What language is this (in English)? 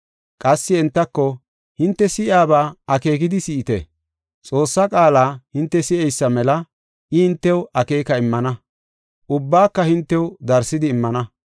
Gofa